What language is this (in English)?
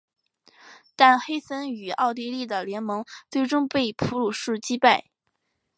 Chinese